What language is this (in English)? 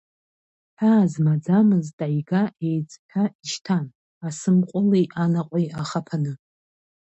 Abkhazian